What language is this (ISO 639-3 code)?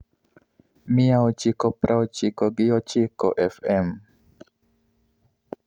luo